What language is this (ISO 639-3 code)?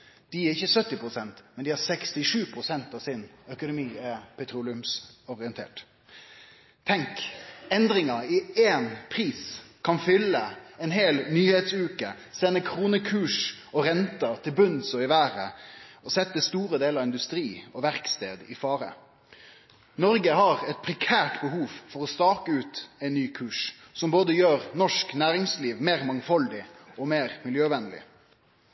nno